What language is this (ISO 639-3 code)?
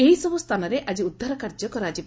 ori